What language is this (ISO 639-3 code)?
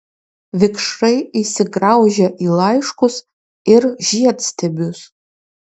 lit